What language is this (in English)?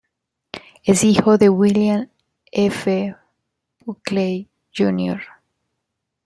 Spanish